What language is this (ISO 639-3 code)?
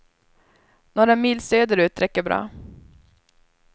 swe